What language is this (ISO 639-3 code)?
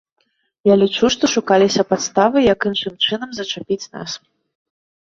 bel